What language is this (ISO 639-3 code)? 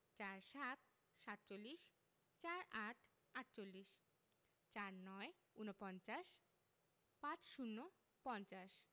ben